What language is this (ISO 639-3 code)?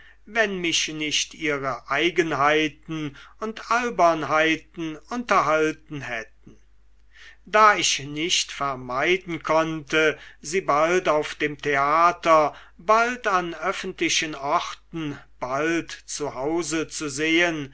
deu